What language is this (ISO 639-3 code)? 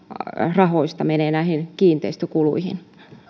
fin